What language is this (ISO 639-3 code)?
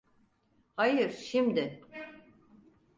tur